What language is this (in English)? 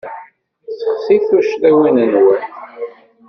Kabyle